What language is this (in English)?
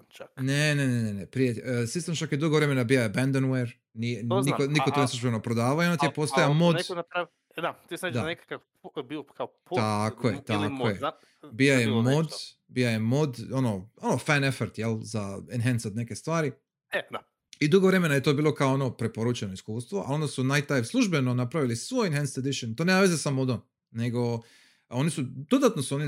Croatian